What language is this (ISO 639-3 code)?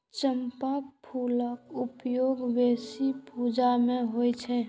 mai